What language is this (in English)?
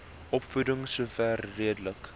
Afrikaans